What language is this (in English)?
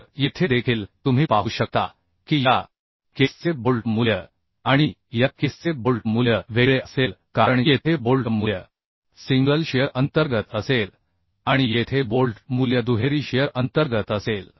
Marathi